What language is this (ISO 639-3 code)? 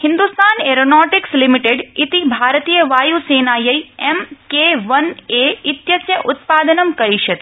san